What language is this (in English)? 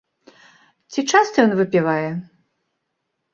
Belarusian